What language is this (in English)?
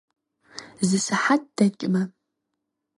Kabardian